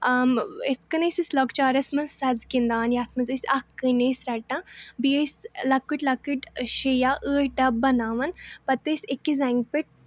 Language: Kashmiri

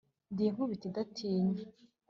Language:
Kinyarwanda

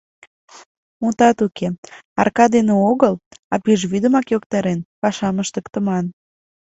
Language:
Mari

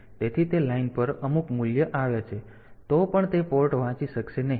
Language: Gujarati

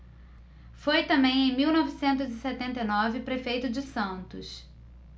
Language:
Portuguese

